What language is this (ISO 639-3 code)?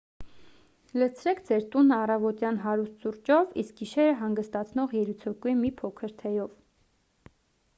hye